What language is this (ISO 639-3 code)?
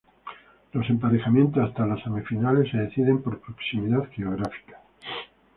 spa